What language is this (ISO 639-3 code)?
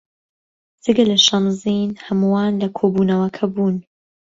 ckb